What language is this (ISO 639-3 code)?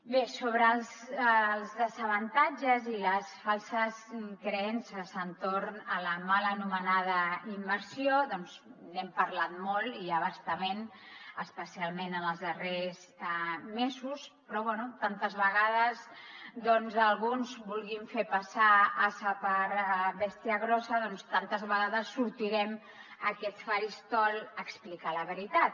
cat